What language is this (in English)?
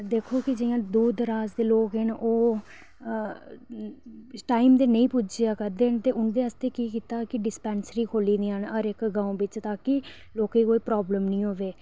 Dogri